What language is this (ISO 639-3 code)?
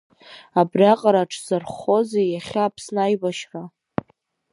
abk